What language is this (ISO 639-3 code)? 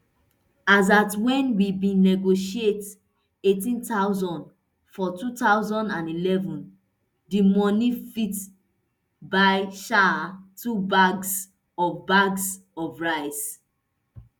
pcm